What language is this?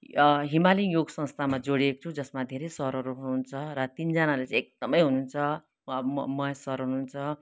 Nepali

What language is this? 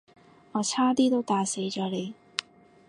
Cantonese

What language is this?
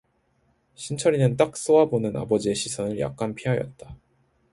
Korean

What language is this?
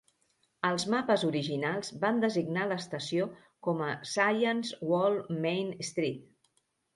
Catalan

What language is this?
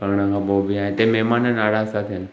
Sindhi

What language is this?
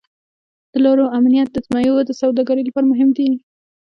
Pashto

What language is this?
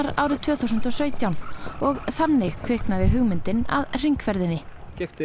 Icelandic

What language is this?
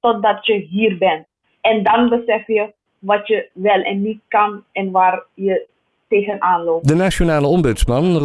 Dutch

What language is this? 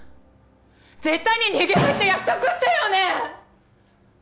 Japanese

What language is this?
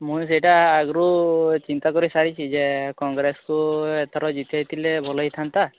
Odia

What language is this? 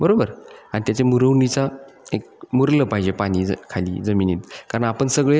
Marathi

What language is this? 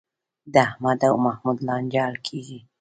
Pashto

